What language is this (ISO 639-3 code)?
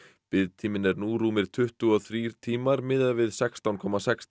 isl